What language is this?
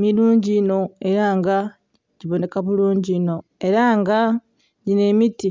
Soga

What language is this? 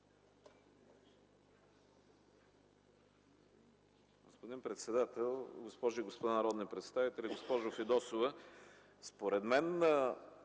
Bulgarian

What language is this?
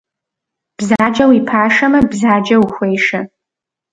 Kabardian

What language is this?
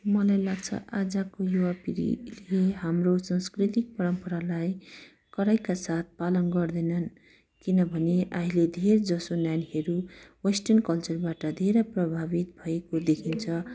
Nepali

